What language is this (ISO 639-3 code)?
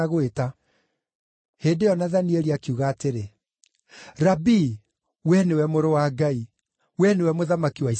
kik